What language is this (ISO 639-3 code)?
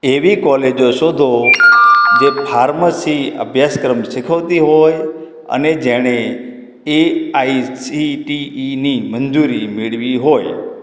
guj